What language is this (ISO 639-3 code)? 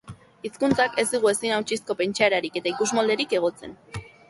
eus